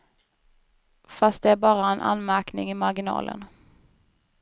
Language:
Swedish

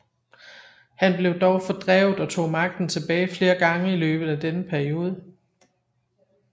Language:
Danish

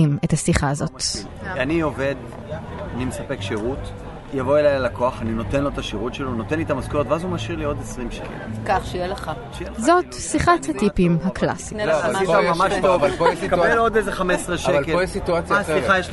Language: Hebrew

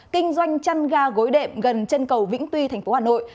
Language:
Vietnamese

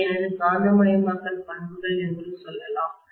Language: Tamil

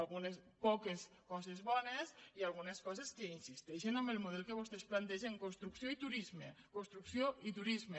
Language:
Catalan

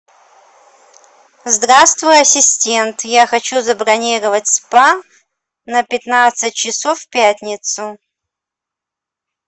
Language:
Russian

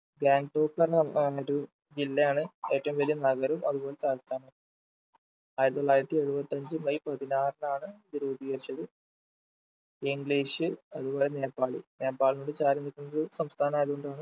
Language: Malayalam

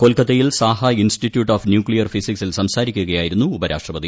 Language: Malayalam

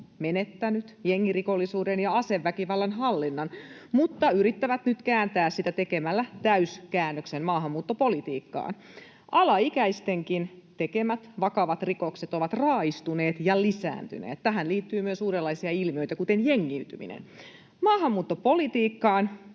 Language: Finnish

